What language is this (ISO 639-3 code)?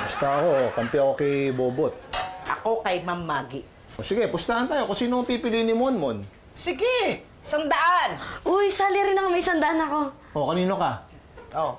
fil